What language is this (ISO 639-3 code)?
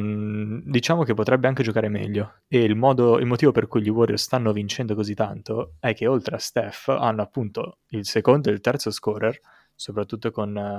ita